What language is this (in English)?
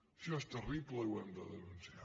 Catalan